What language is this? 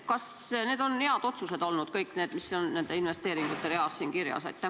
Estonian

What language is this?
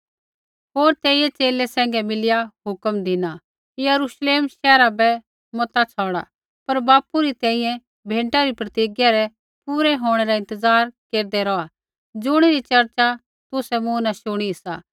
Kullu Pahari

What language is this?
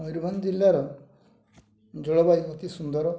Odia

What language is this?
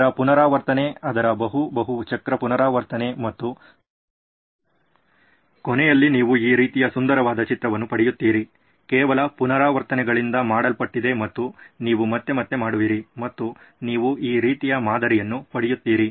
Kannada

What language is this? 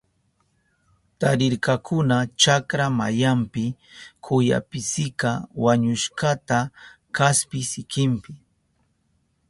Southern Pastaza Quechua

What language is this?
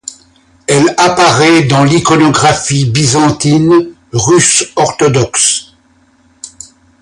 French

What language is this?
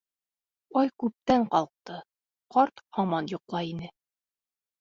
Bashkir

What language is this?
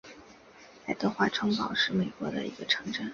Chinese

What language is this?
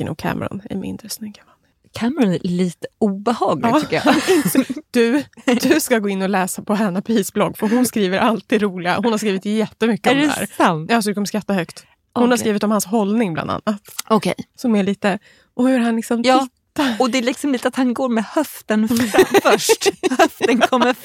Swedish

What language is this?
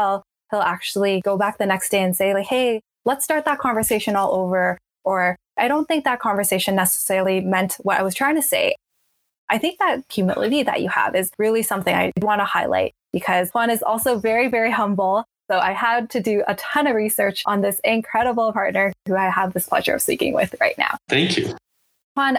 English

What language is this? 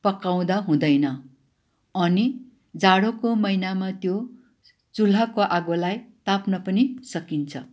Nepali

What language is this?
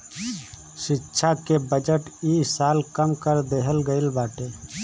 Bhojpuri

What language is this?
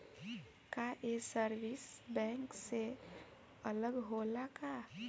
Bhojpuri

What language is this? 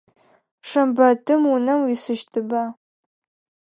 Adyghe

